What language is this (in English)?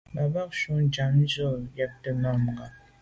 Medumba